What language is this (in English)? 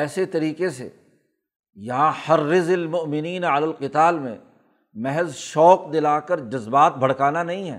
Urdu